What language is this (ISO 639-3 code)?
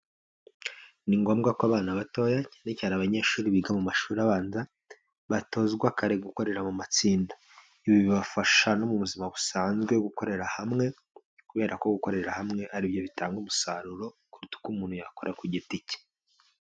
kin